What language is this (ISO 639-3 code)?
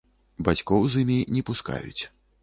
bel